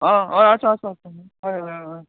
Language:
Konkani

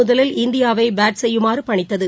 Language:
Tamil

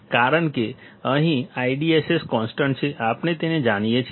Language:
Gujarati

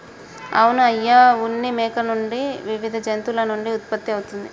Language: Telugu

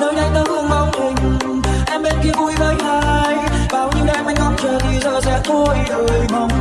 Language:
Vietnamese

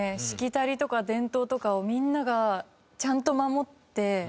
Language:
Japanese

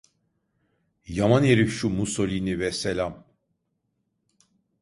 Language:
Turkish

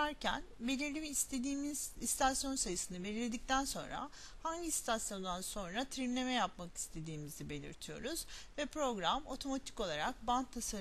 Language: Turkish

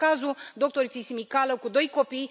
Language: Romanian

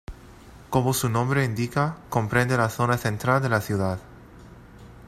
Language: Spanish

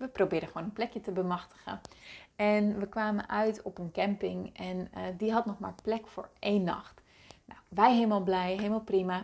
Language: Dutch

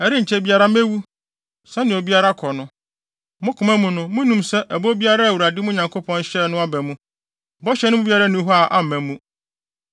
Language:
Akan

